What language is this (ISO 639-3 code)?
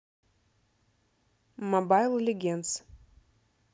rus